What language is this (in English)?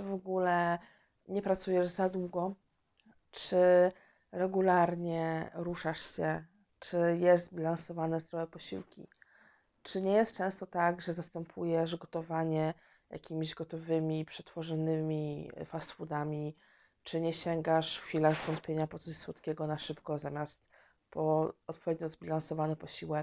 Polish